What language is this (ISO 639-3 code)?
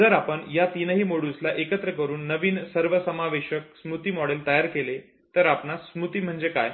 mar